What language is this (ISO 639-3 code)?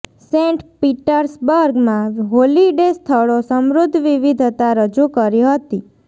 guj